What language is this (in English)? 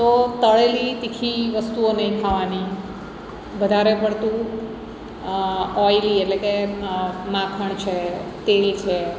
Gujarati